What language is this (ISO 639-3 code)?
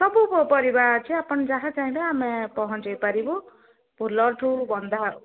ori